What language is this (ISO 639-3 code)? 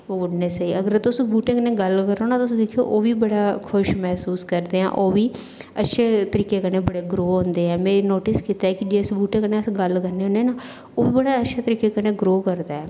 doi